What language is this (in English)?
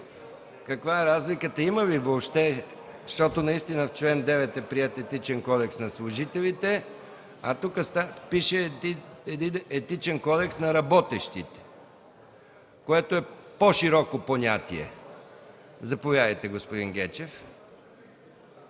Bulgarian